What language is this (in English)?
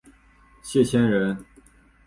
Chinese